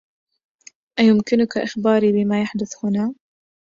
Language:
Arabic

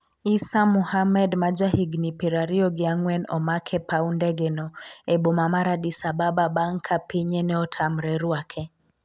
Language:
Luo (Kenya and Tanzania)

